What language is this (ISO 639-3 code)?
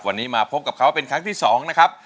tha